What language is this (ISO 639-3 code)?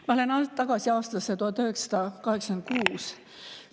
est